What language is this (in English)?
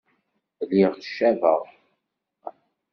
Kabyle